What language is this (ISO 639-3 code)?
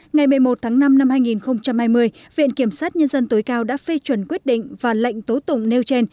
vie